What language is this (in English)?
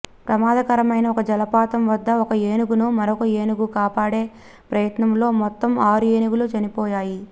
Telugu